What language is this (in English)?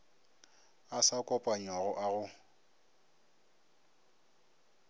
Northern Sotho